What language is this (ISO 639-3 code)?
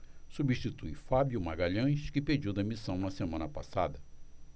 por